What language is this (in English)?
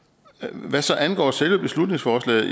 Danish